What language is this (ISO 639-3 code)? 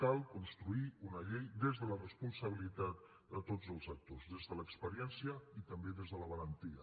cat